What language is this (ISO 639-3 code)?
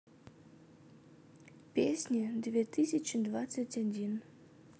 rus